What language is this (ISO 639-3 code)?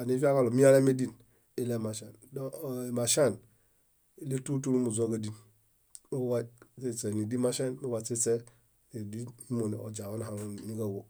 bda